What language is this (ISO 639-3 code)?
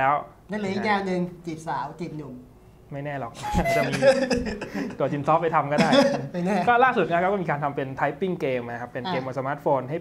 tha